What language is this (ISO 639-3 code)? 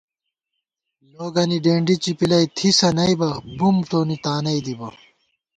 gwt